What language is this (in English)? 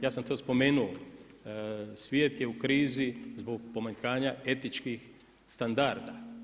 Croatian